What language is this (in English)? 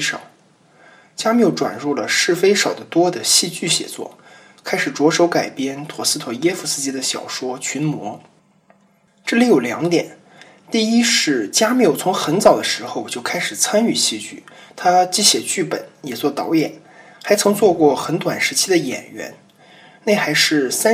Chinese